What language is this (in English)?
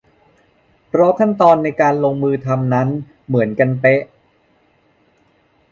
Thai